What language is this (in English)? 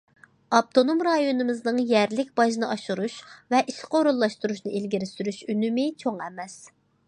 Uyghur